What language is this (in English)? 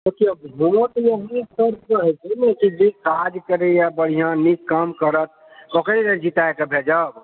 Maithili